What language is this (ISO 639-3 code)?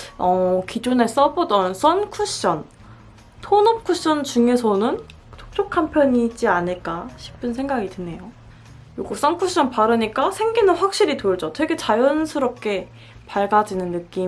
kor